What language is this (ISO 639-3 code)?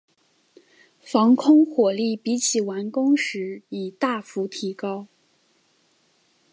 zho